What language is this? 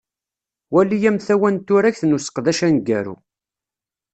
Kabyle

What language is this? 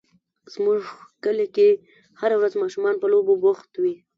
Pashto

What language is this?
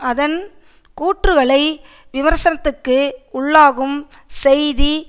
Tamil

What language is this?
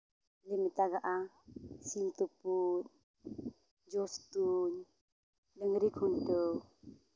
Santali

